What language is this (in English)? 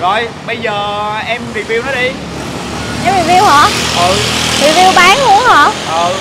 Vietnamese